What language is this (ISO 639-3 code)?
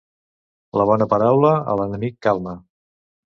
cat